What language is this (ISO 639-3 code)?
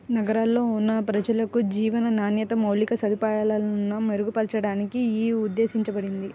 tel